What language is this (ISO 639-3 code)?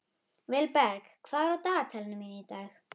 isl